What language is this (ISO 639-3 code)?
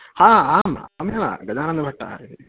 san